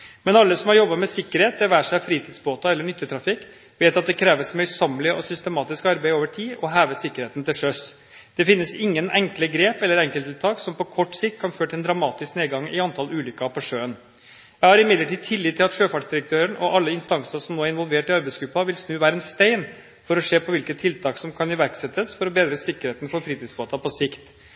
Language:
Norwegian Bokmål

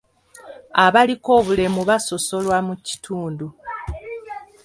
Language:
Ganda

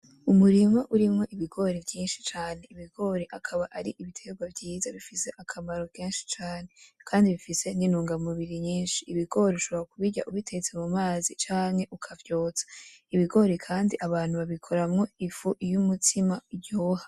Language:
Rundi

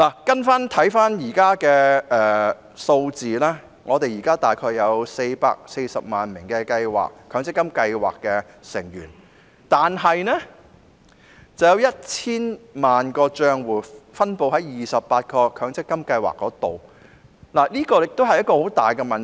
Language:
Cantonese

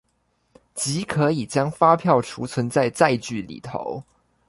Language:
Chinese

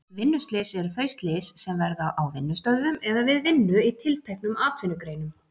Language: Icelandic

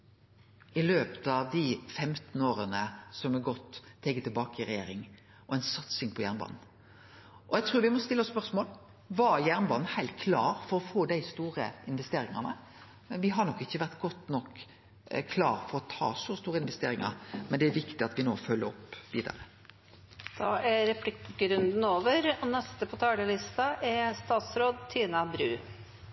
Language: Norwegian Nynorsk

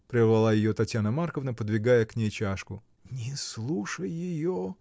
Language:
Russian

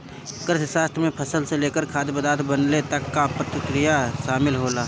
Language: Bhojpuri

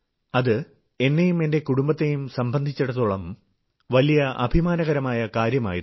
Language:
Malayalam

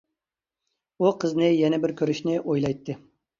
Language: Uyghur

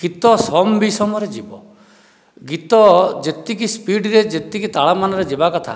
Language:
Odia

